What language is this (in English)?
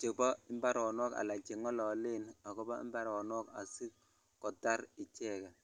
Kalenjin